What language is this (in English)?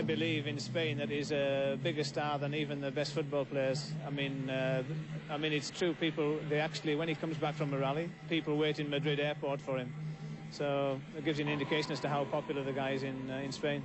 Swedish